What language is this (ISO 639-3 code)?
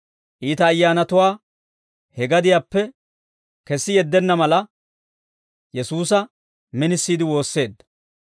dwr